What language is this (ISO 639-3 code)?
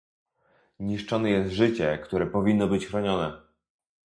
pol